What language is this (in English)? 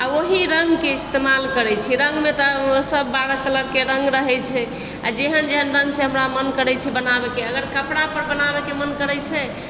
Maithili